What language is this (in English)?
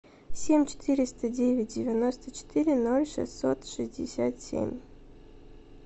Russian